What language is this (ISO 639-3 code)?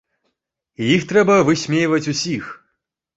bel